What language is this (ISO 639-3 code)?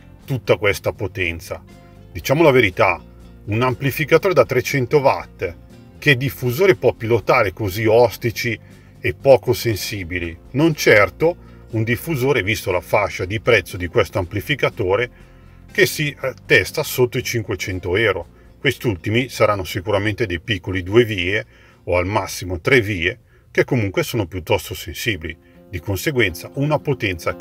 ita